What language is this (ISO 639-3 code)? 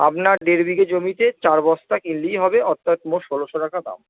ben